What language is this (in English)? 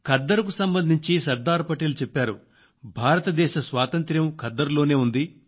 Telugu